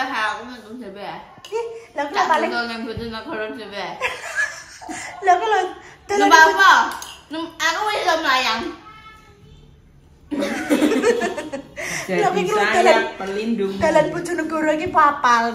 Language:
Indonesian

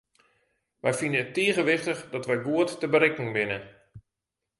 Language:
Western Frisian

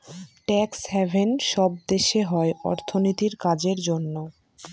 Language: Bangla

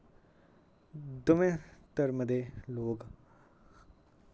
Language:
Dogri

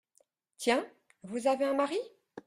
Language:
French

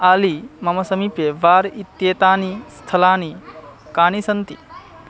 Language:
Sanskrit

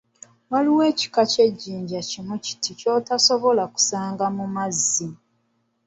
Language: Ganda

